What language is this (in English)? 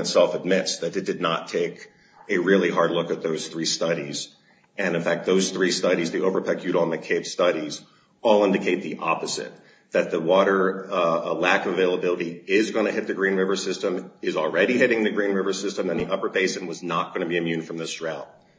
English